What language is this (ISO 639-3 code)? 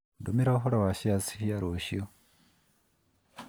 kik